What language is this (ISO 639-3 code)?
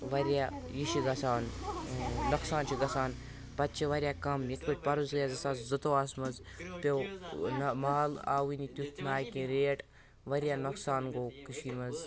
kas